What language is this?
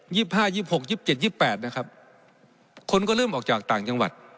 Thai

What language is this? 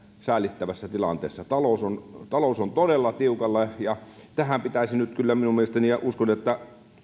Finnish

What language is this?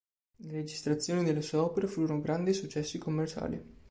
Italian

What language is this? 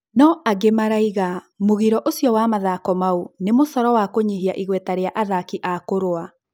Kikuyu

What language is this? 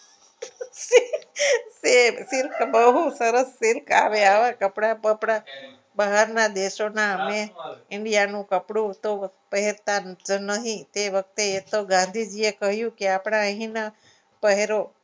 Gujarati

